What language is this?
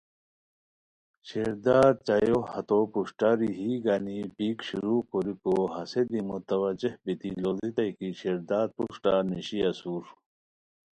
Khowar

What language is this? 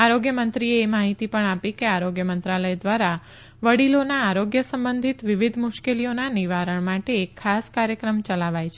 Gujarati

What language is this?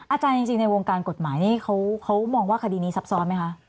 Thai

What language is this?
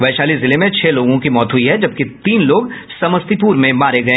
Hindi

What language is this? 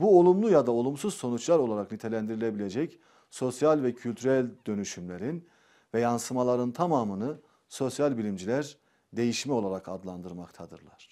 Turkish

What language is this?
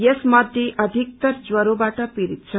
Nepali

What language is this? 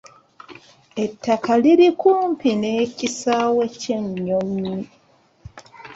Ganda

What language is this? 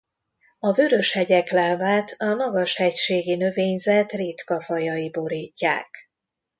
Hungarian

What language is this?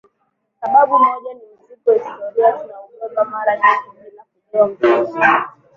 Swahili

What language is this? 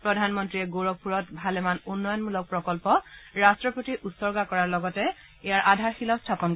Assamese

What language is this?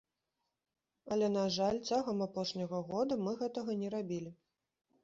Belarusian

